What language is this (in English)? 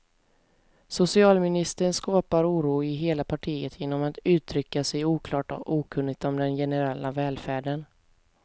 Swedish